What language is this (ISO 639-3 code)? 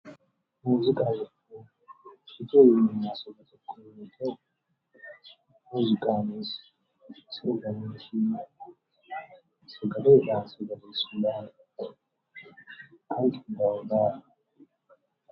orm